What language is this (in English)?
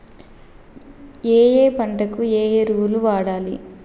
Telugu